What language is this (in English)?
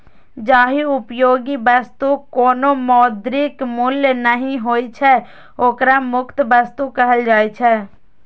Maithili